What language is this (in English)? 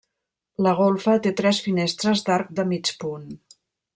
Catalan